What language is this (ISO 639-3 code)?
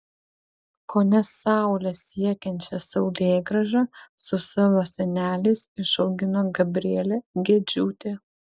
lit